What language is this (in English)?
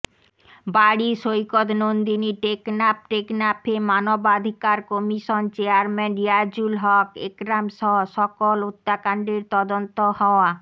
Bangla